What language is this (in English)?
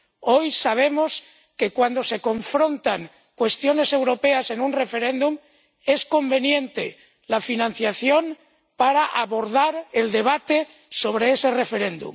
Spanish